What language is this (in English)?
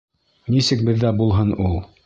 Bashkir